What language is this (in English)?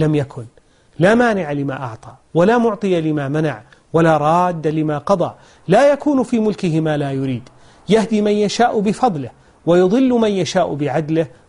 Arabic